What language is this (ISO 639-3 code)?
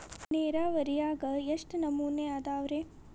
kan